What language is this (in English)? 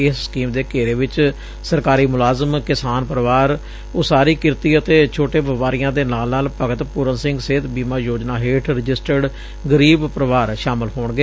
Punjabi